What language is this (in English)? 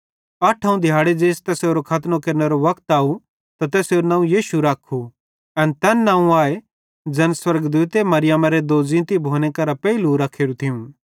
Bhadrawahi